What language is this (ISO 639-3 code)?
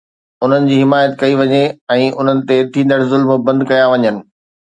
snd